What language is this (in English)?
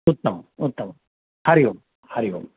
Sanskrit